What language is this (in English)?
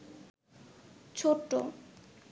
Bangla